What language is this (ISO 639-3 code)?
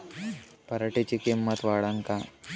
mar